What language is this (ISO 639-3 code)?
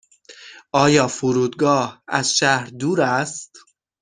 fas